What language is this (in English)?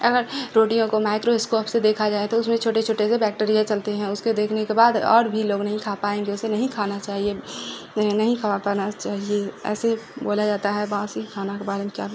Urdu